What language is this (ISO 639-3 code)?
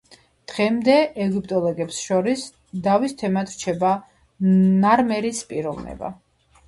kat